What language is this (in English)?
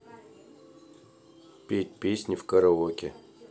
Russian